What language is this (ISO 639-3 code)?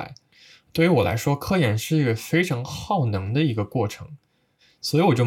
zho